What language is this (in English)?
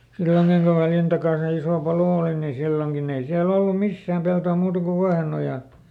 Finnish